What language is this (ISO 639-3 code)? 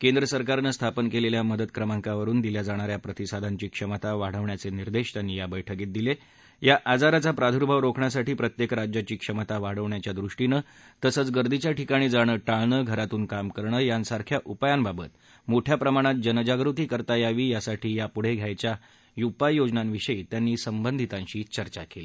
mar